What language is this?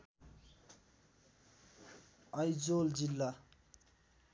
Nepali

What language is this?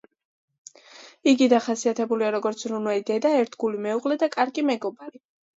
Georgian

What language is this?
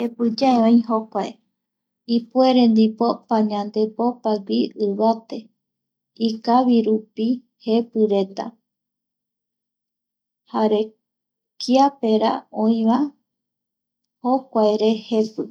Eastern Bolivian Guaraní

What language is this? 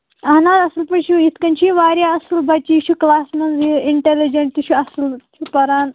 Kashmiri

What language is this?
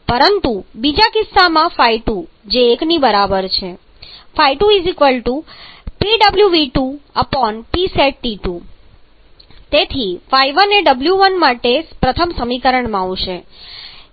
Gujarati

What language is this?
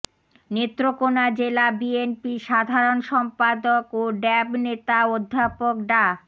Bangla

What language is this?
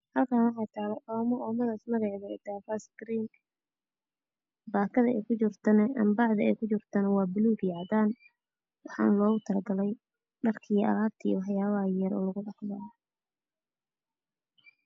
Somali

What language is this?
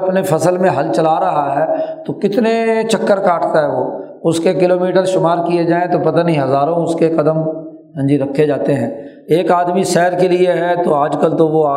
Urdu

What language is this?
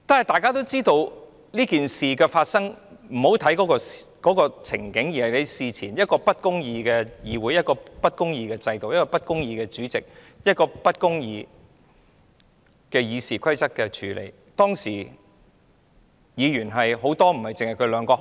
Cantonese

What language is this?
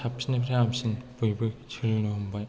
Bodo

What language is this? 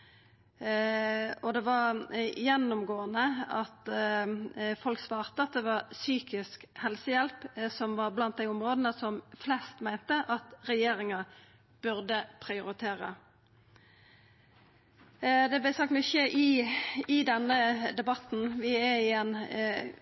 Norwegian Nynorsk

